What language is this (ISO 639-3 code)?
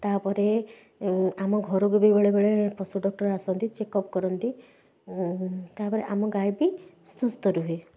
ori